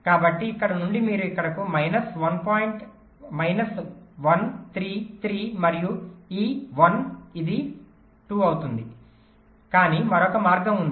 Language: Telugu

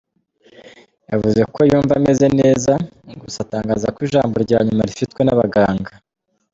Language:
Kinyarwanda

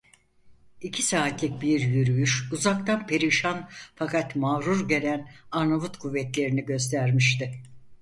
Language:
Turkish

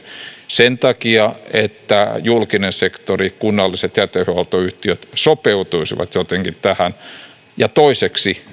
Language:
Finnish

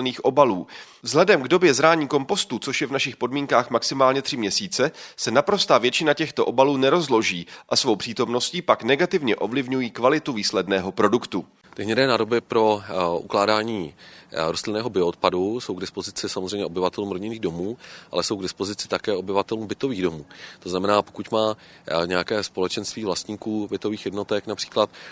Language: Czech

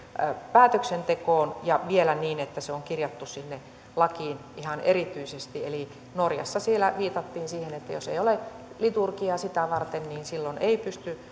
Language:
Finnish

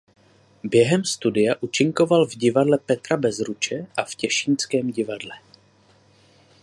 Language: Czech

